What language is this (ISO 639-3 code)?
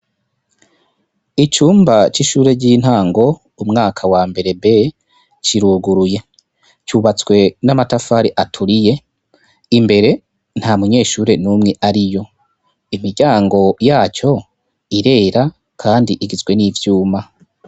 run